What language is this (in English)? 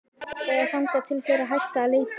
Icelandic